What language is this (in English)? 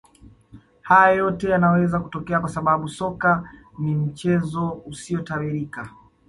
Swahili